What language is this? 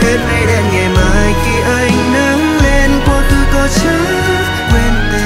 Vietnamese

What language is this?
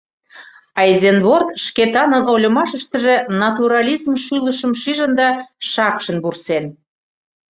Mari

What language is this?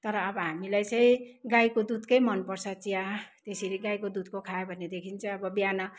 Nepali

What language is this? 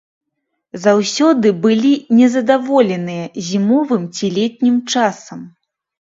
Belarusian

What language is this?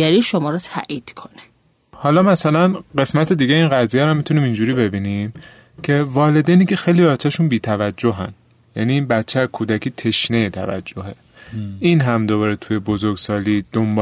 Persian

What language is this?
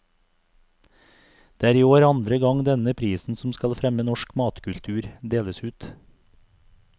Norwegian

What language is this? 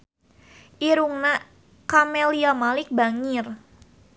Sundanese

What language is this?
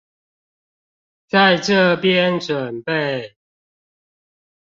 Chinese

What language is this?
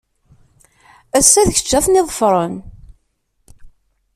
Kabyle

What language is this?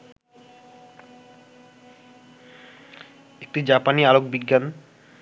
Bangla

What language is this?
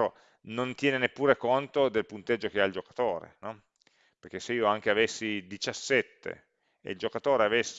Italian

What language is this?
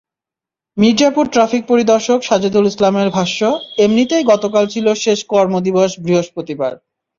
Bangla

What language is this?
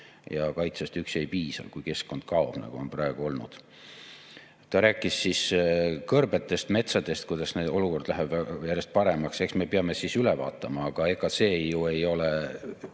Estonian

